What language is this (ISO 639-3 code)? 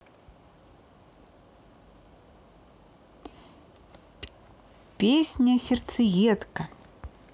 rus